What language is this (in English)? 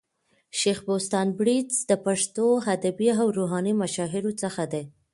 Pashto